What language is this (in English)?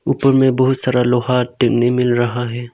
Hindi